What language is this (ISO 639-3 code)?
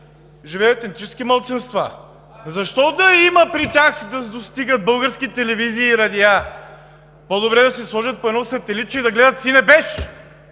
bul